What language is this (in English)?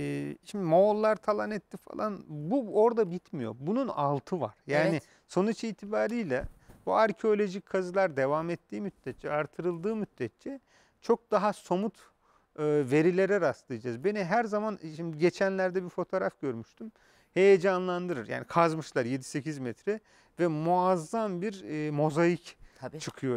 Turkish